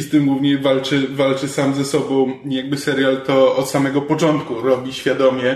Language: Polish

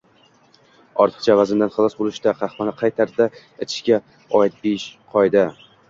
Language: Uzbek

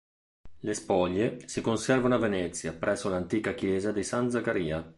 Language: Italian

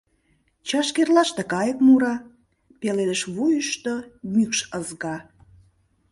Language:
Mari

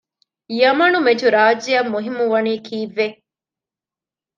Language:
Divehi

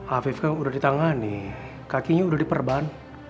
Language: Indonesian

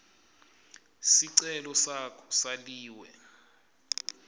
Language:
Swati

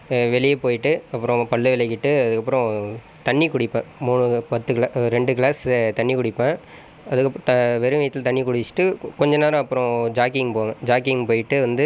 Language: Tamil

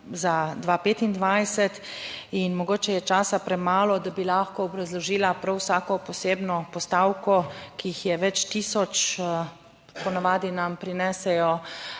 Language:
Slovenian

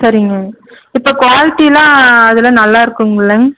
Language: Tamil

